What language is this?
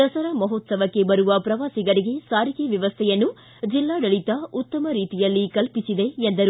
Kannada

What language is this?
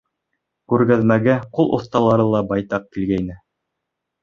Bashkir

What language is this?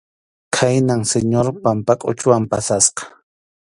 Arequipa-La Unión Quechua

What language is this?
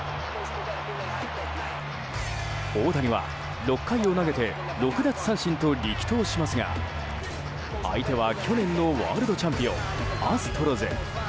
Japanese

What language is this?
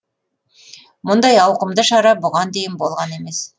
Kazakh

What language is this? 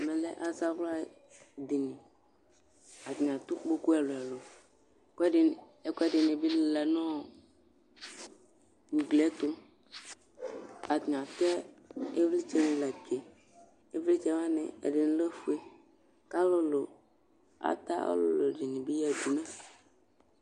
Ikposo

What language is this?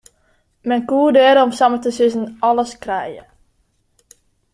Western Frisian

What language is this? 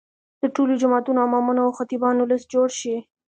Pashto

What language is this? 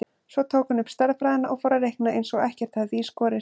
Icelandic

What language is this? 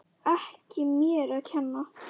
Icelandic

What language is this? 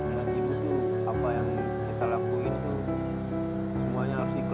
Indonesian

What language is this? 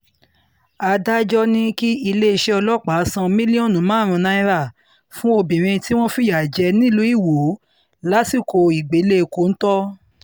Yoruba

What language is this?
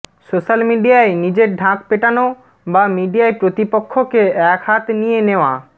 Bangla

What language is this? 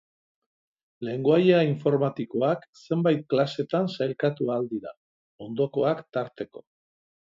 Basque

